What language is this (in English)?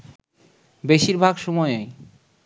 Bangla